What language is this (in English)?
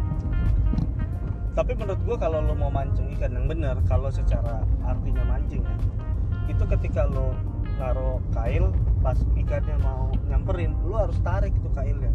Indonesian